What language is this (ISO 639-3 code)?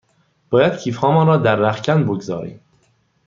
fas